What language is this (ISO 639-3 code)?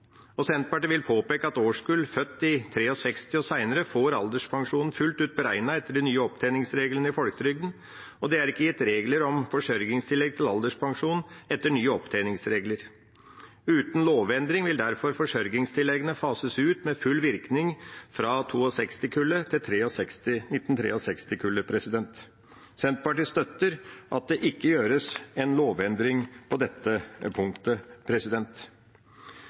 nob